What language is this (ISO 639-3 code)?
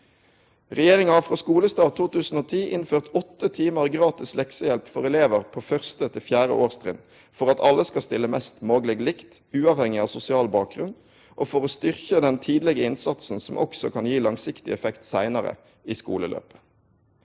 nor